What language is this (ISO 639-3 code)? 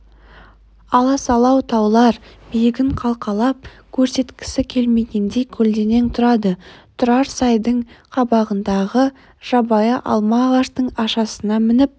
kaz